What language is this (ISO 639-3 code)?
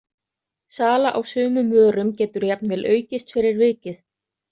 isl